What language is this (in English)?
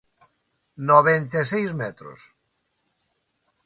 Galician